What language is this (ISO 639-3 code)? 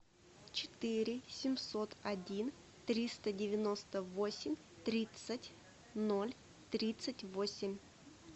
rus